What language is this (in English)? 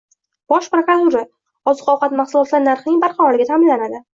Uzbek